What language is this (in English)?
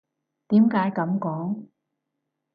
Cantonese